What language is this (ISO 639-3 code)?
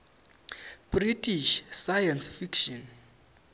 ssw